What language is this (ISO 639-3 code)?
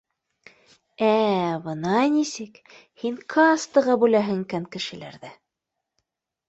bak